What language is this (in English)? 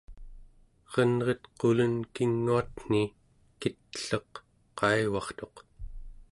Central Yupik